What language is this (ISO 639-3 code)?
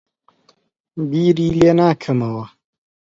ckb